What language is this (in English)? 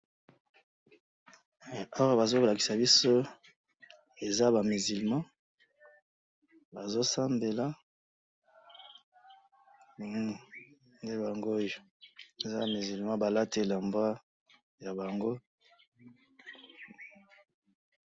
Lingala